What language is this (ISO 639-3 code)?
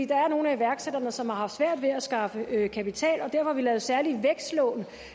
dan